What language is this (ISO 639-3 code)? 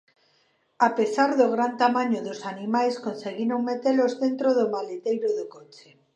glg